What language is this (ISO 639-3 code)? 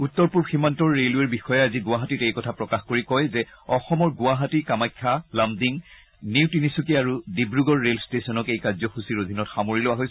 asm